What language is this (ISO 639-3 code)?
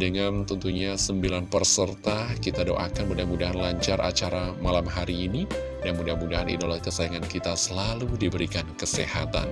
ind